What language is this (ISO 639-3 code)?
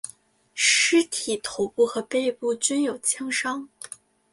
zho